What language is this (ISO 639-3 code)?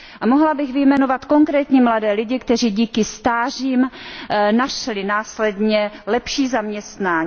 ces